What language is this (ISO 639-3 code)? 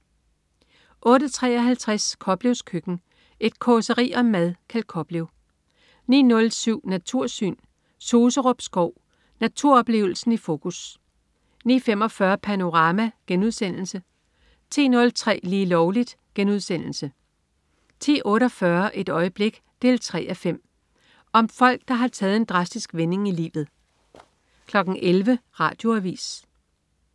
dan